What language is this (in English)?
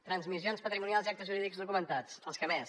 Catalan